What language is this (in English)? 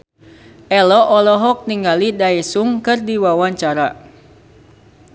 Sundanese